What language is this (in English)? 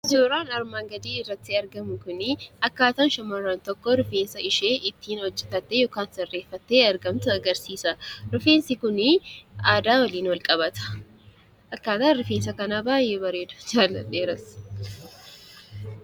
Oromo